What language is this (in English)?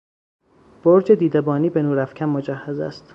Persian